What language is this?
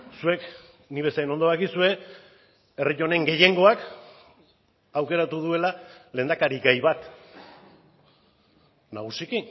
Basque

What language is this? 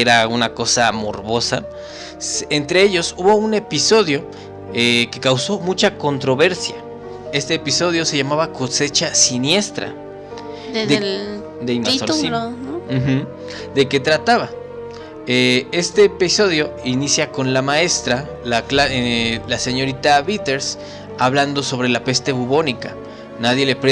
Spanish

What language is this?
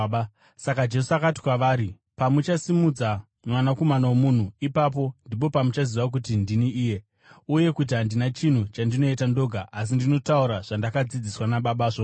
Shona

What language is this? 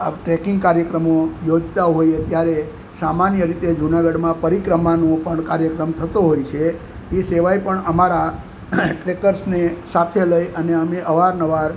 Gujarati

